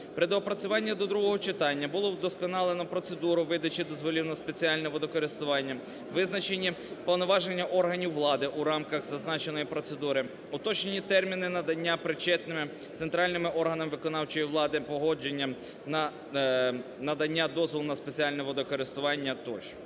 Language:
Ukrainian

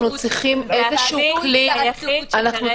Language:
Hebrew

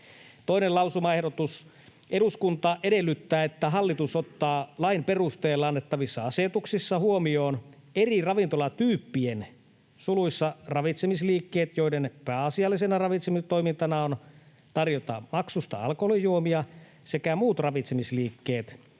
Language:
Finnish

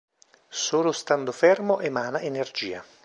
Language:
Italian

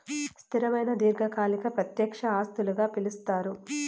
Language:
Telugu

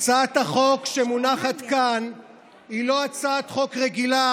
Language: Hebrew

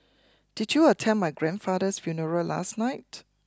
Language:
English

